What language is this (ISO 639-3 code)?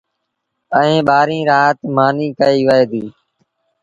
sbn